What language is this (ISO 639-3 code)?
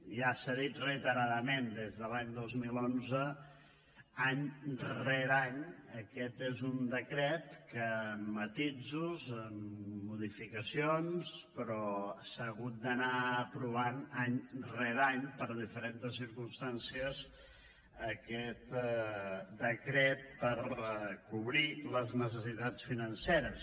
cat